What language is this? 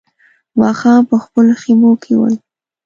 Pashto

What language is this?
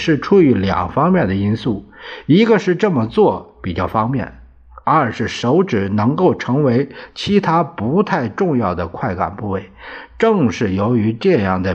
Chinese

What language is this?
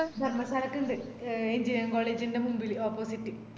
Malayalam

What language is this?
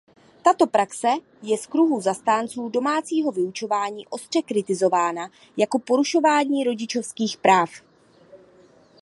Czech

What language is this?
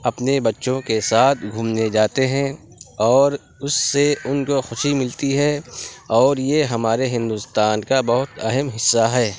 Urdu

